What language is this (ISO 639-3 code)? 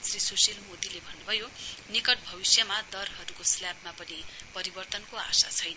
nep